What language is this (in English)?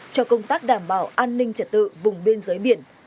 Vietnamese